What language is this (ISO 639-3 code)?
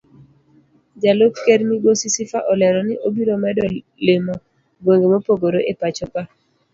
luo